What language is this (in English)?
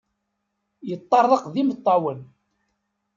Kabyle